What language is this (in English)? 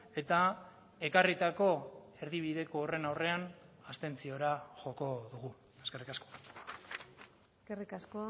Basque